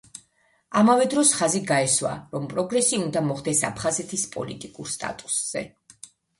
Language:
Georgian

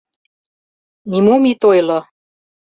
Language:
Mari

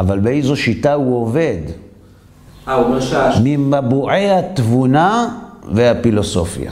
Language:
Hebrew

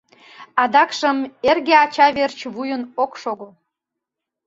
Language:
Mari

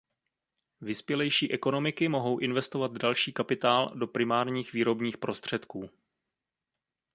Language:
Czech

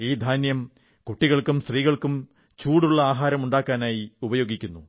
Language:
Malayalam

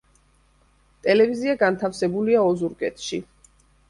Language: Georgian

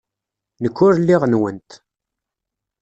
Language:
Kabyle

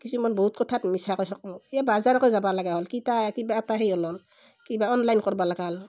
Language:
Assamese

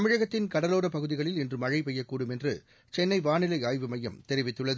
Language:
Tamil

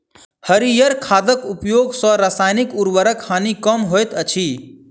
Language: Maithili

